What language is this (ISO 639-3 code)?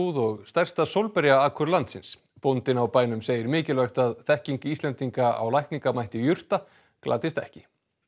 isl